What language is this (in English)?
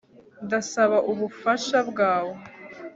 Kinyarwanda